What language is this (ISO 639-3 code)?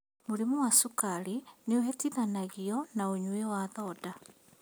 kik